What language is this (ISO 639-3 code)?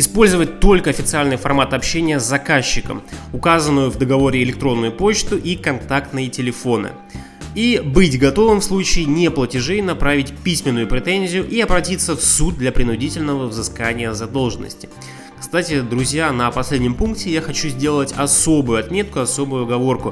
rus